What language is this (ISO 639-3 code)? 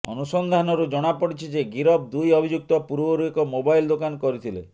ori